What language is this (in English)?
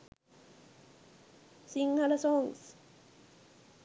Sinhala